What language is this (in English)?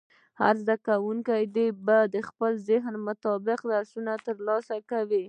Pashto